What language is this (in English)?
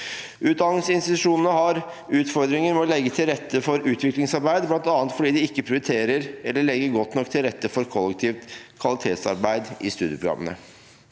Norwegian